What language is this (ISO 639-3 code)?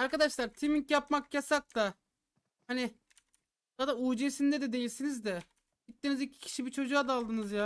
tur